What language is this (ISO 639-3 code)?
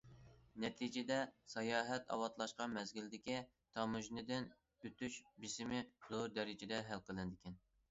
uig